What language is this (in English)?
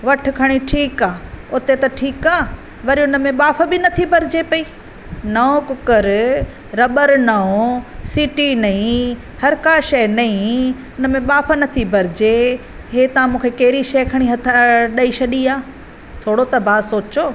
Sindhi